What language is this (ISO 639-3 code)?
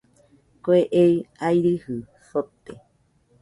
hux